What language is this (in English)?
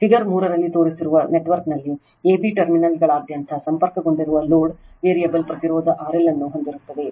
Kannada